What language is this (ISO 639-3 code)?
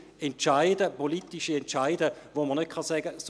gsw